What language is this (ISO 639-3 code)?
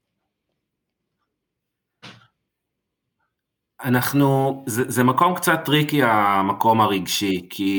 heb